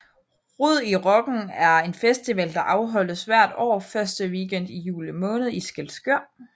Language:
Danish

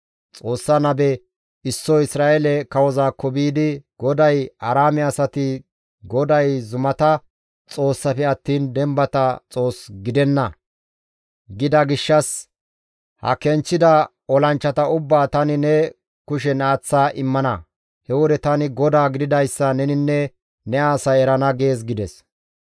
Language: Gamo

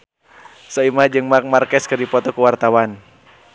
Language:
Sundanese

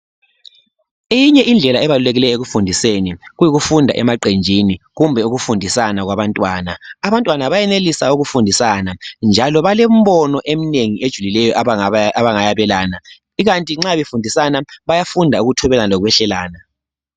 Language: North Ndebele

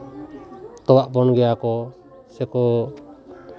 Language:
Santali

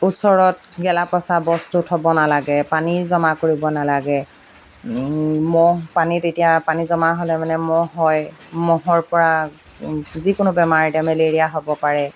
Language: Assamese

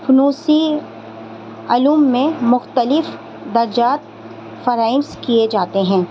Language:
Urdu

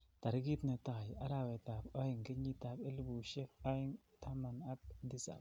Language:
Kalenjin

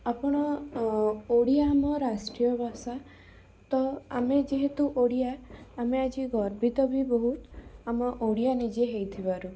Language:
Odia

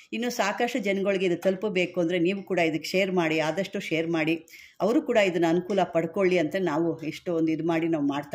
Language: Turkish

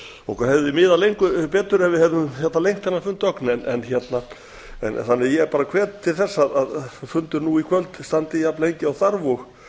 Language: Icelandic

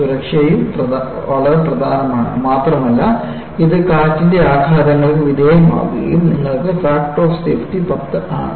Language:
Malayalam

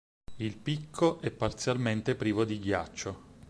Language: Italian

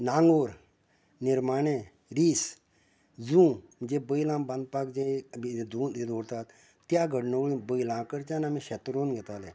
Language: Konkani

